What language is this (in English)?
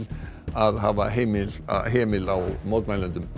Icelandic